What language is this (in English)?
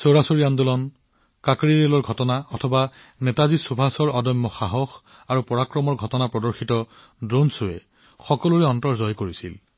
Assamese